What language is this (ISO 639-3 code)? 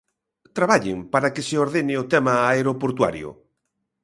glg